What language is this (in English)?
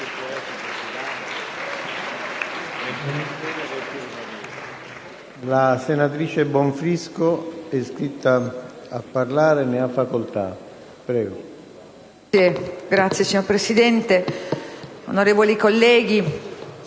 Italian